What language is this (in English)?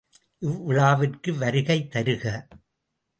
Tamil